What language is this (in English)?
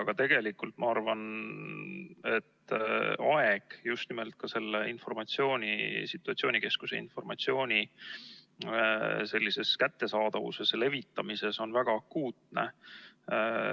Estonian